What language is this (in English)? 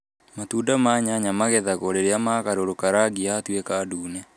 Kikuyu